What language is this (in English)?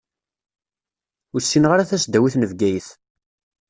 Kabyle